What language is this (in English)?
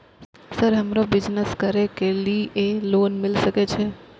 Maithili